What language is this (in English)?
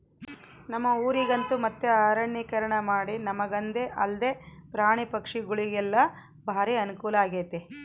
Kannada